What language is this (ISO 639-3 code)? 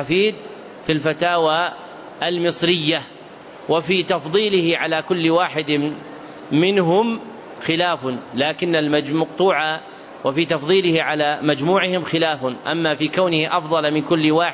ara